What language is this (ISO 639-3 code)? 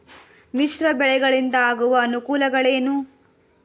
kan